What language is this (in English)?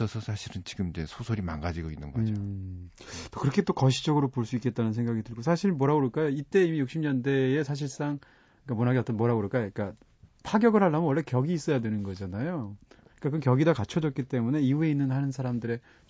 Korean